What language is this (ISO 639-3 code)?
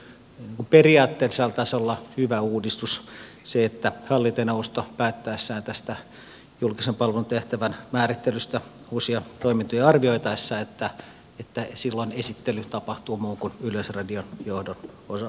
fin